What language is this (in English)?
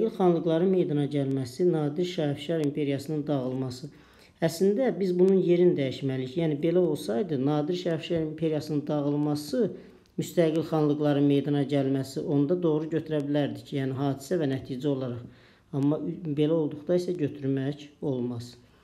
Turkish